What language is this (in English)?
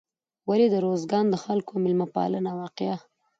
Pashto